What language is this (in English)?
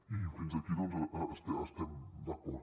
Catalan